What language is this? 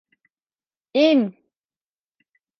Turkish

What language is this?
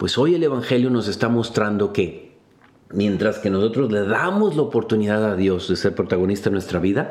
Spanish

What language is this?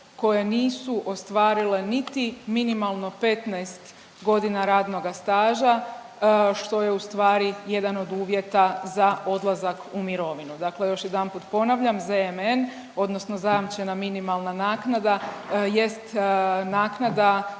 Croatian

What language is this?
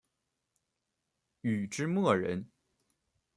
Chinese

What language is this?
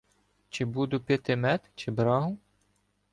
Ukrainian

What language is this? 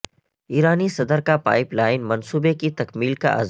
Urdu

